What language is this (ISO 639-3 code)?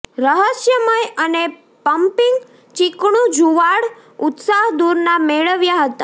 guj